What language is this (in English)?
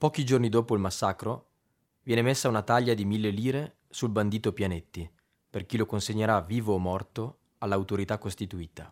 Italian